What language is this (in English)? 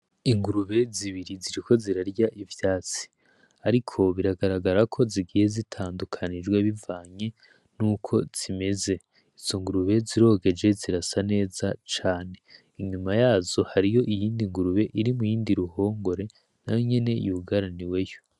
Rundi